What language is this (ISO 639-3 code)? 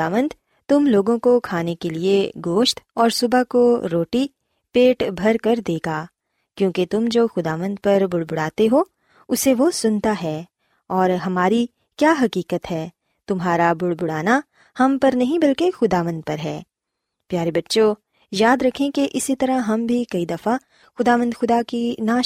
urd